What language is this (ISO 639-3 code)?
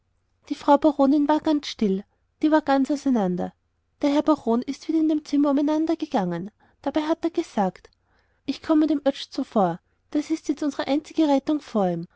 deu